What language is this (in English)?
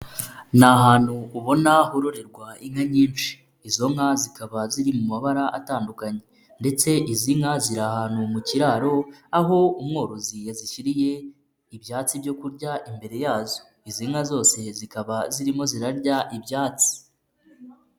Kinyarwanda